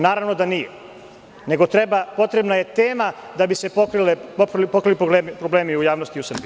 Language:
Serbian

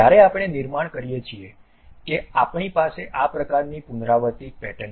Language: Gujarati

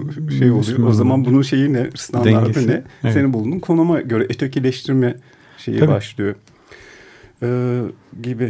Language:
Turkish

